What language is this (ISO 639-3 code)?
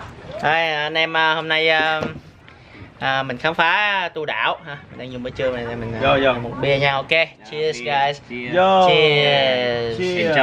vie